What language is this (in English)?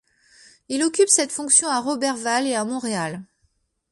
French